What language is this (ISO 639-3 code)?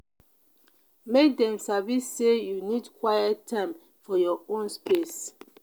pcm